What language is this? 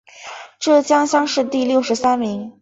Chinese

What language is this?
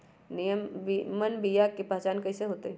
Magahi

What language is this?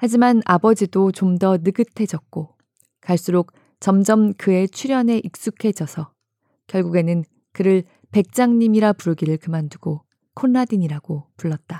Korean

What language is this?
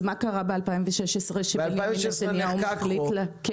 Hebrew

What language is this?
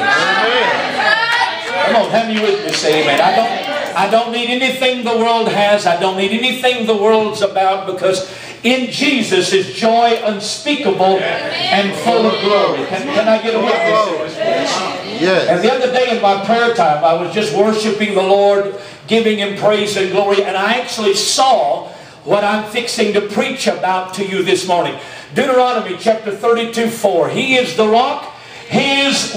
English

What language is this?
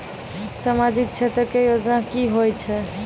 Maithili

